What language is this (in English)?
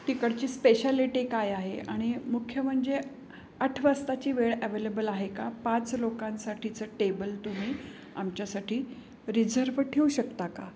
Marathi